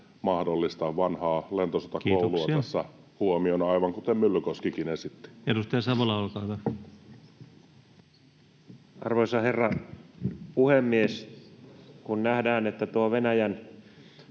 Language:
Finnish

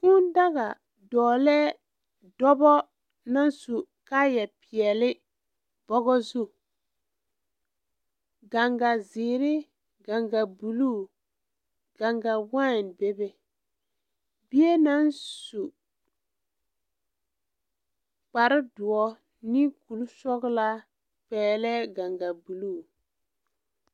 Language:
Southern Dagaare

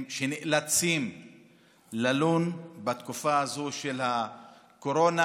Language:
Hebrew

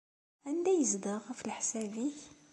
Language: Kabyle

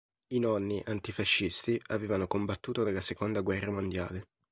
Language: Italian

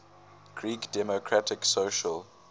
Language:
English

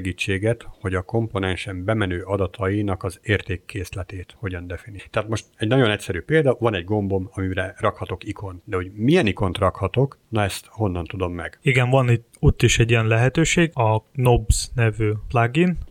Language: Hungarian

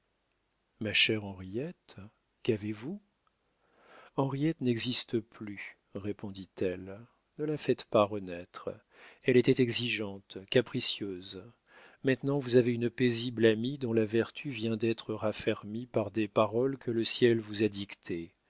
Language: French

